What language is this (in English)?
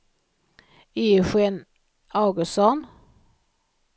Swedish